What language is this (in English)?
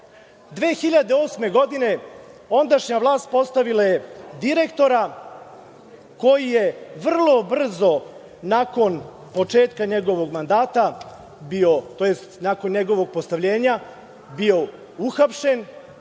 Serbian